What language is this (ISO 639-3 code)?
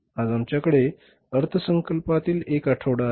mar